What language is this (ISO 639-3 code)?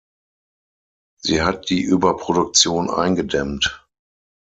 deu